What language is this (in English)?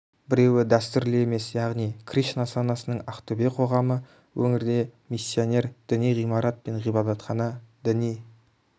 Kazakh